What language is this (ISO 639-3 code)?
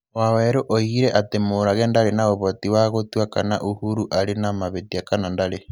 kik